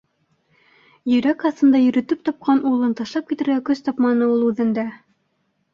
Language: Bashkir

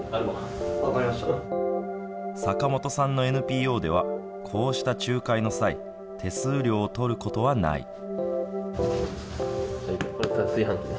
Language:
Japanese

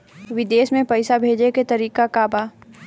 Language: Bhojpuri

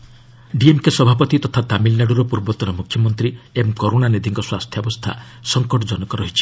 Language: Odia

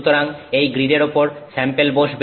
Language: Bangla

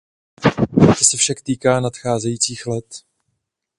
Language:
Czech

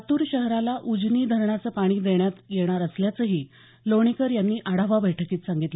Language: Marathi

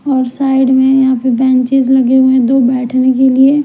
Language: Hindi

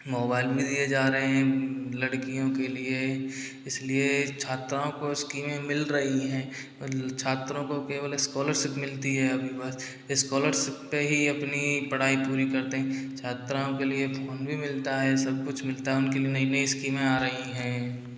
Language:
Hindi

